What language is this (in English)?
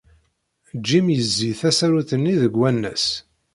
Kabyle